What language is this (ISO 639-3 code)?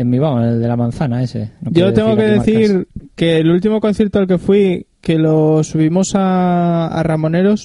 spa